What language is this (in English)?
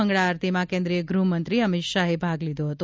Gujarati